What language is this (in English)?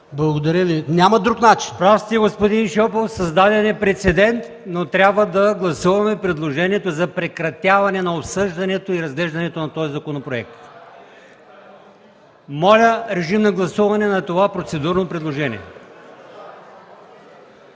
Bulgarian